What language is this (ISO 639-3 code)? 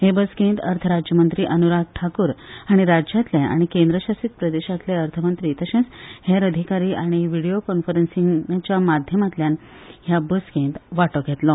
kok